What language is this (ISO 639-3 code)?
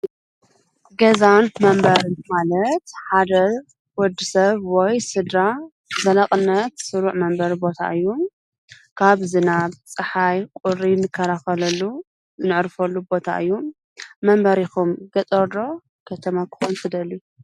tir